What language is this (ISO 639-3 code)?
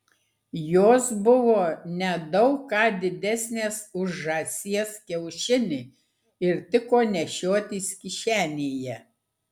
lit